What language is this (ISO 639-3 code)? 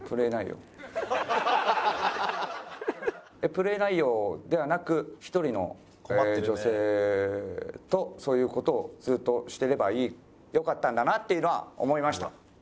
jpn